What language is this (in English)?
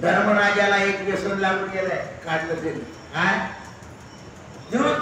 Indonesian